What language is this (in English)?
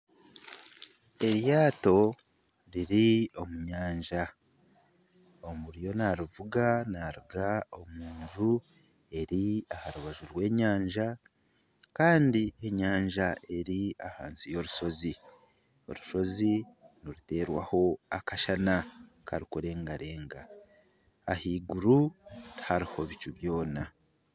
Nyankole